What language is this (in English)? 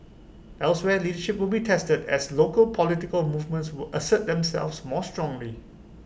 English